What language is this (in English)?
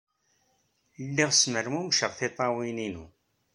Kabyle